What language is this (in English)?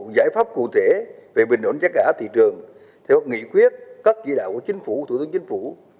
Vietnamese